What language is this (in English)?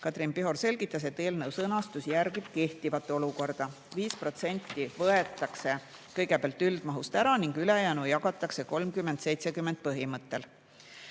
Estonian